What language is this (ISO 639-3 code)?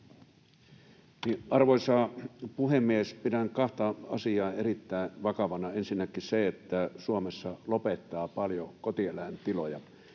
fin